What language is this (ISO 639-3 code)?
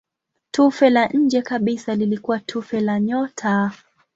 swa